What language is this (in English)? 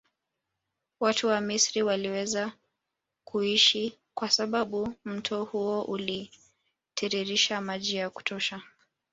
Swahili